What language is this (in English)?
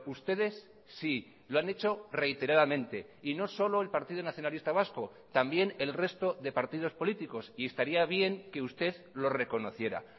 Spanish